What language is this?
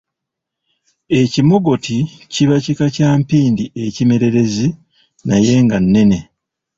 Ganda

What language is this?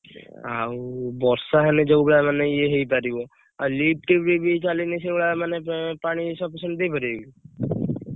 Odia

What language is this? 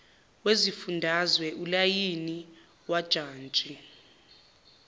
Zulu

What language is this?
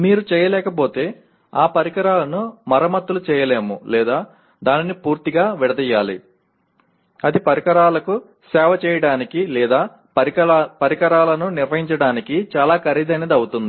Telugu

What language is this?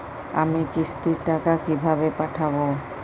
Bangla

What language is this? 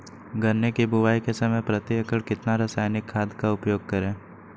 Magahi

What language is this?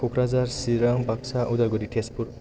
Bodo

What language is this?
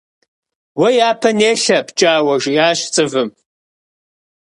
Kabardian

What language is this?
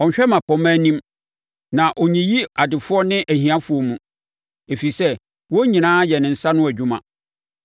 Akan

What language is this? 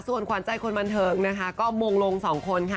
Thai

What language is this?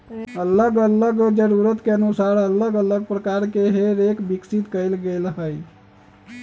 Magahi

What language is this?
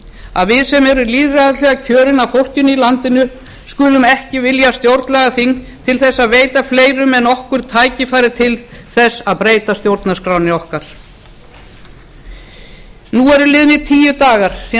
Icelandic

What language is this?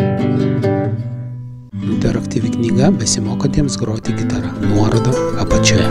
Romanian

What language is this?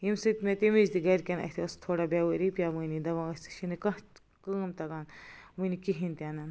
Kashmiri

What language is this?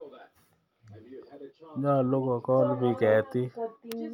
Kalenjin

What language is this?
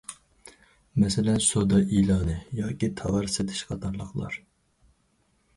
Uyghur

